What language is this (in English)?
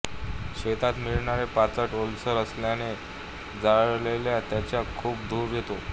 Marathi